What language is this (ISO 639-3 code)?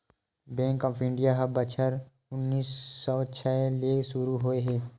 hne